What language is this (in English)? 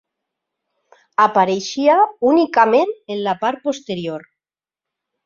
Catalan